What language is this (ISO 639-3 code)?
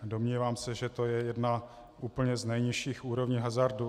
ces